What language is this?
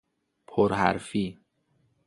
Persian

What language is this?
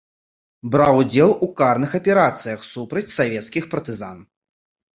Belarusian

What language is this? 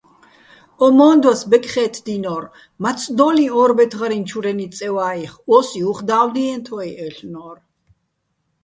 Bats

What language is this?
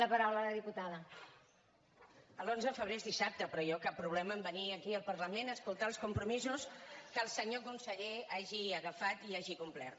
Catalan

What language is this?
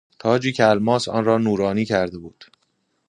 Persian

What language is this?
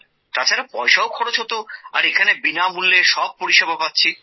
Bangla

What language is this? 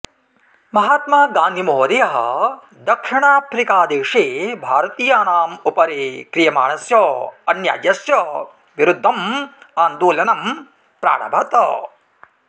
Sanskrit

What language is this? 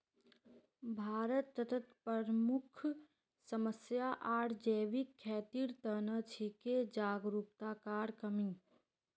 Magahi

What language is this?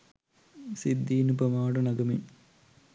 Sinhala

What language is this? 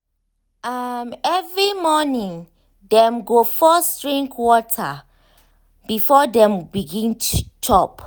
Nigerian Pidgin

